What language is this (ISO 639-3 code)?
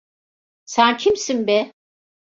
tur